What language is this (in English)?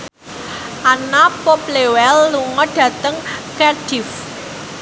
Javanese